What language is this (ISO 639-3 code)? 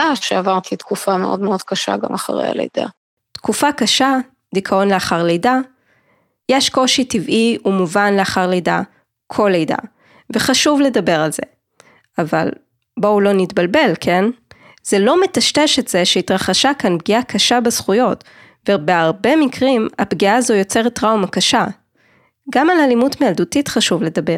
heb